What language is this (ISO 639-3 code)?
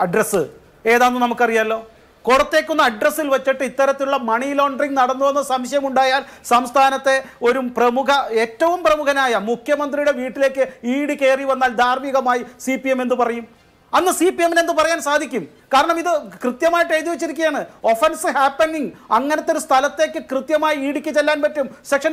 mal